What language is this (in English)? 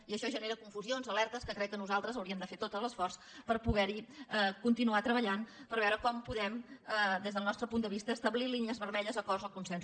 Catalan